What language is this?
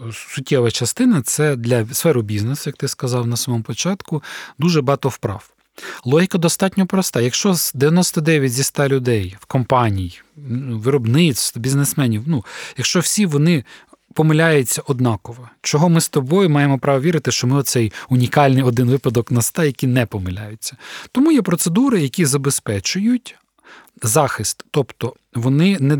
Ukrainian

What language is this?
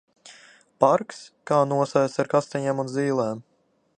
Latvian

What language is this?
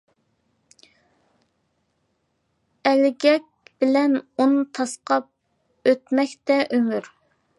Uyghur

